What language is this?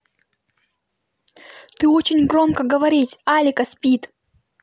Russian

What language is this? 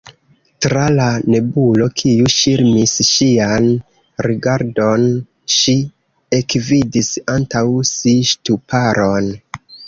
Esperanto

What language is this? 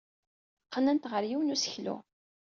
Kabyle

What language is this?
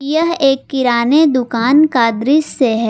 Hindi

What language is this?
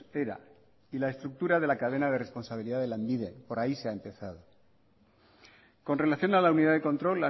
Spanish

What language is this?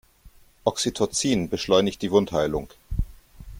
German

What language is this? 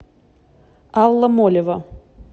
Russian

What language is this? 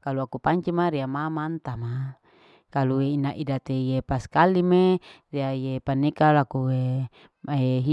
Larike-Wakasihu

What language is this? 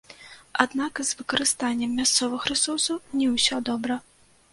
Belarusian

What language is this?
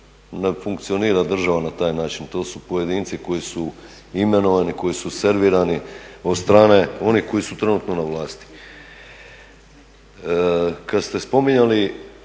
Croatian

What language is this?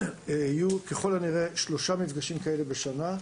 Hebrew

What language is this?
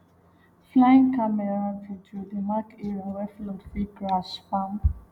Nigerian Pidgin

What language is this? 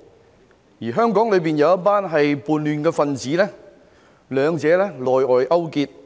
Cantonese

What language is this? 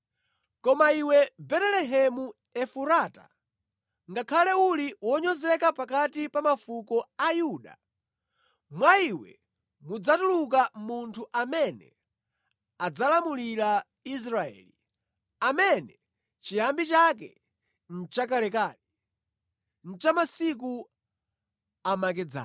Nyanja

